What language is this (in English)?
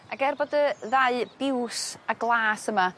Welsh